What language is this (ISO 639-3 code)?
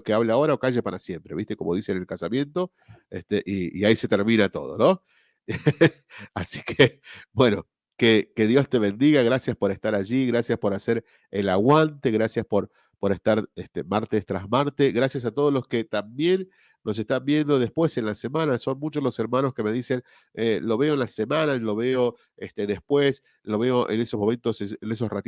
spa